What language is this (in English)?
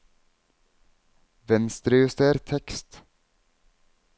Norwegian